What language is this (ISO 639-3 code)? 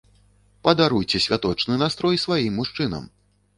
bel